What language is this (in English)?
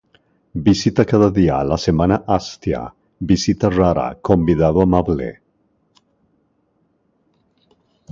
Spanish